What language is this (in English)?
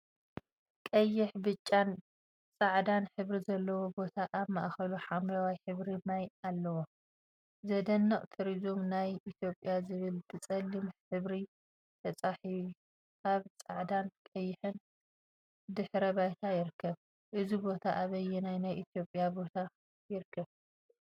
Tigrinya